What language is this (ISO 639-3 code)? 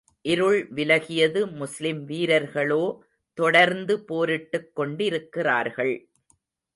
tam